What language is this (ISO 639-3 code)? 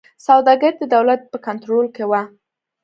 pus